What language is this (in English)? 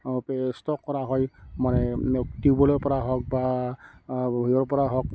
Assamese